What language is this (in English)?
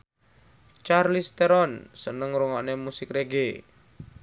Javanese